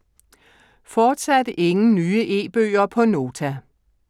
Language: Danish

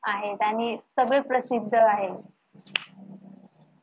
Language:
Marathi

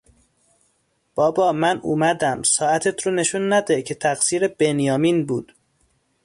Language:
Persian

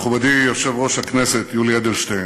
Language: Hebrew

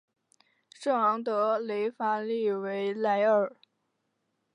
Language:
Chinese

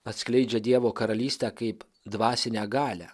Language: Lithuanian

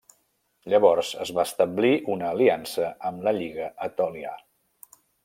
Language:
Catalan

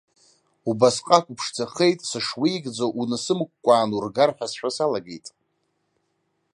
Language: Abkhazian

